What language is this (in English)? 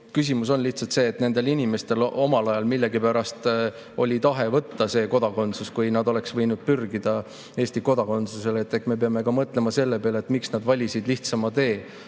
Estonian